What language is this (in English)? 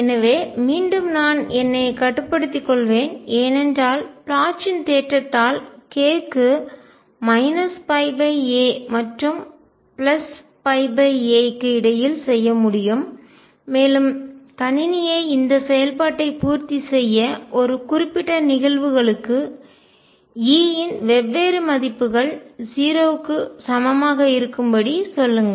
Tamil